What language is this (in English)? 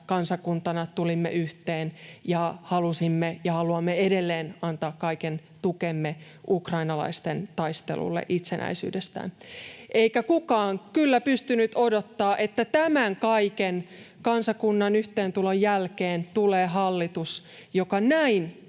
Finnish